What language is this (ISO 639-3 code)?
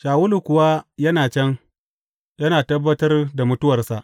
hau